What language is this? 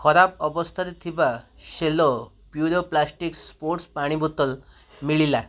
Odia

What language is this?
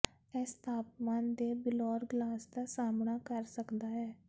Punjabi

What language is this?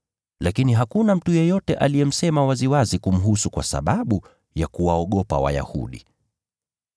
Swahili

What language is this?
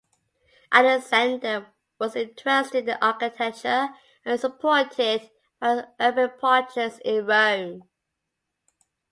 English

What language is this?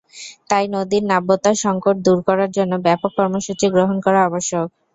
Bangla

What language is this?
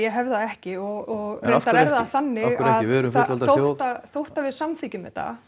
Icelandic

